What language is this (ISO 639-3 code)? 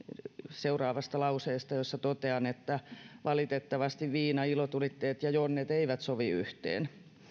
fin